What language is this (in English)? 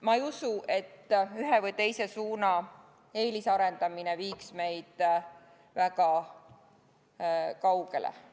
Estonian